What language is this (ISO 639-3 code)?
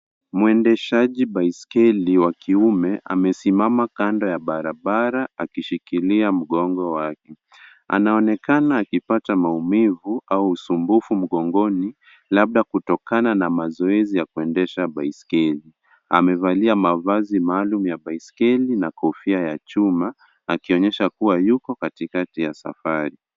swa